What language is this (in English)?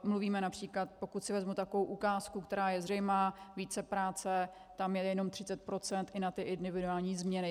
Czech